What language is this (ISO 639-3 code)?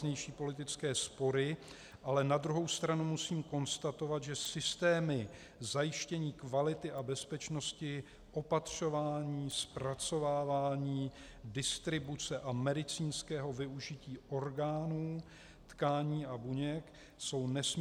ces